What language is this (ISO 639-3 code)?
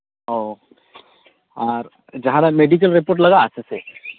sat